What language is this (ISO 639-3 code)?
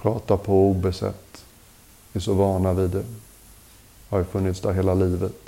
swe